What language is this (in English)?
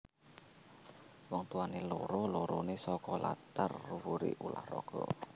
Javanese